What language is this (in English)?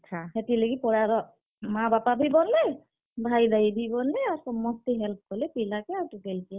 Odia